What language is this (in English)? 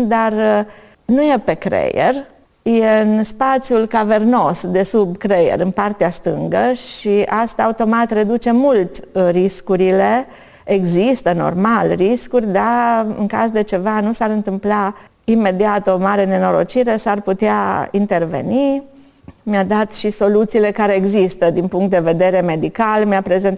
Romanian